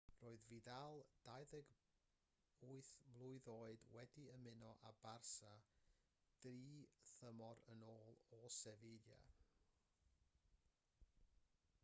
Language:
Welsh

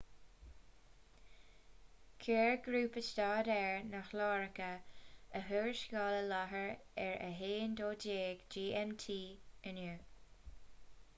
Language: Irish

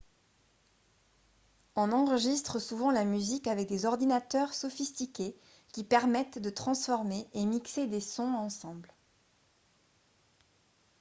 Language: French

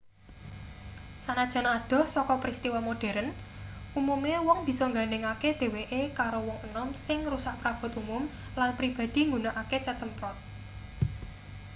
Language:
Javanese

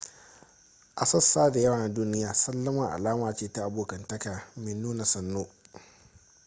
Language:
Hausa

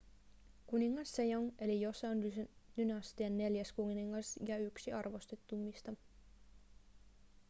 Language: Finnish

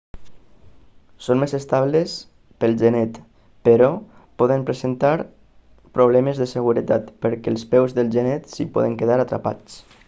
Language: Catalan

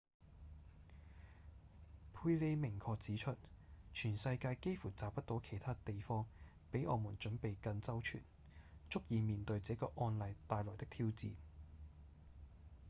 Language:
Cantonese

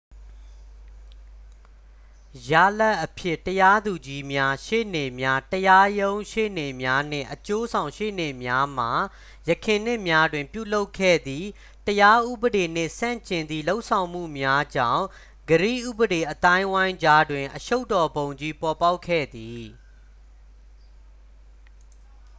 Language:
Burmese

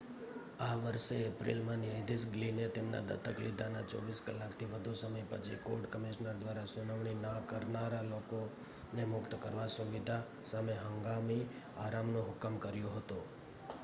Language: Gujarati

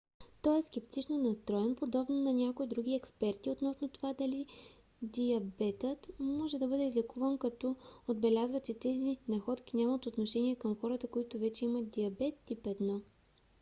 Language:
Bulgarian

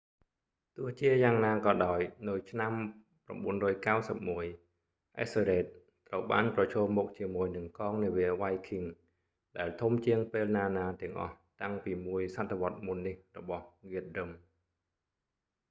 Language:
Khmer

